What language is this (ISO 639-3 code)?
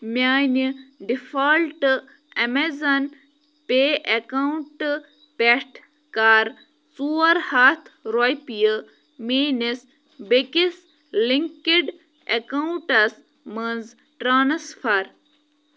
kas